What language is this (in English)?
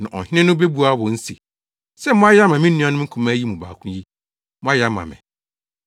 Akan